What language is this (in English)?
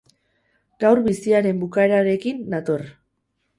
Basque